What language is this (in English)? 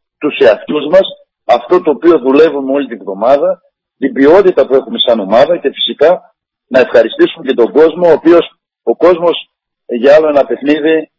Greek